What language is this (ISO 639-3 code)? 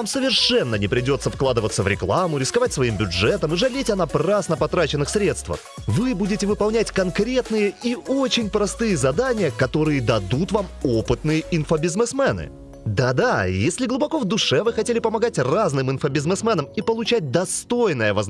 rus